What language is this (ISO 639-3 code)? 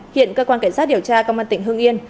vie